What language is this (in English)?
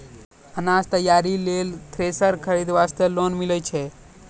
Maithili